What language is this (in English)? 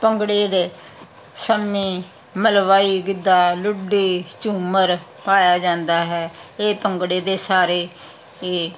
Punjabi